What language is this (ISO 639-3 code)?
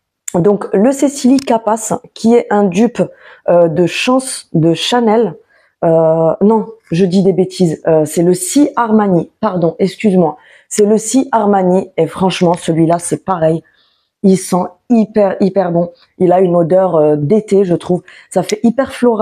fra